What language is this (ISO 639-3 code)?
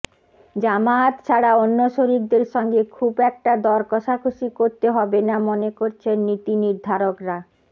ben